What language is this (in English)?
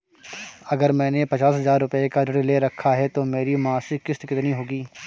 Hindi